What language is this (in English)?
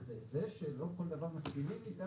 Hebrew